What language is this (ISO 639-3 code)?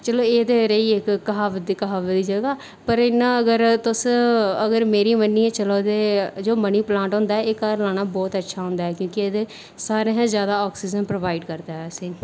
doi